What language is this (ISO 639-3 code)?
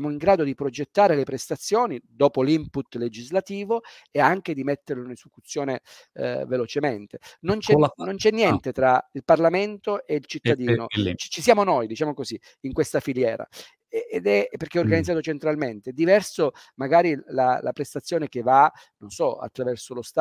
ita